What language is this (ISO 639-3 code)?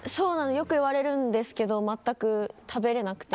jpn